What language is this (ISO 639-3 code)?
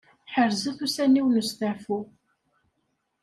kab